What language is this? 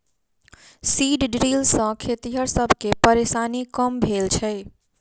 Maithili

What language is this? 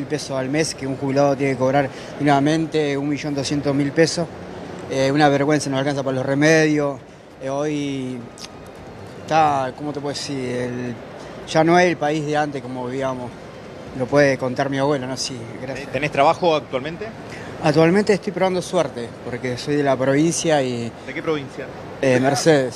Spanish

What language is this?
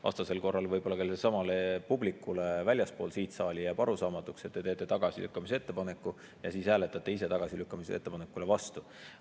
Estonian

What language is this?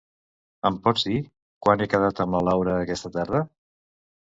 Catalan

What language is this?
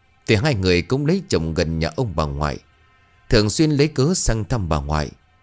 Vietnamese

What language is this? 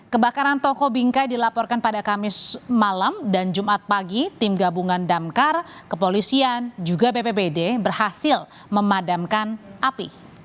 Indonesian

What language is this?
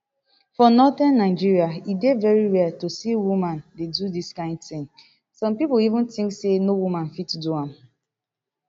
Nigerian Pidgin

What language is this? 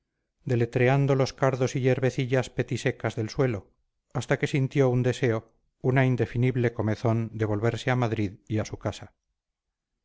Spanish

